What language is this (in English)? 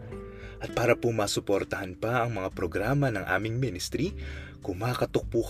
Filipino